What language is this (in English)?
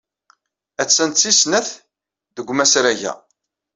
Kabyle